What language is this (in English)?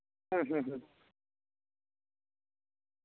Santali